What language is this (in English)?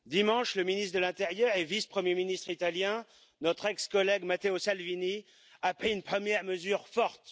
French